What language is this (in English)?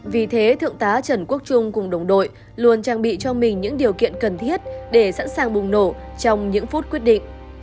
Vietnamese